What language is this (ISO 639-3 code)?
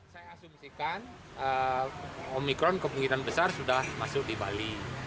ind